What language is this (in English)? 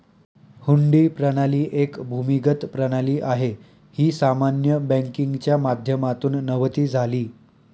Marathi